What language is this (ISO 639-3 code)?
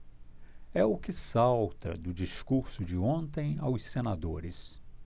por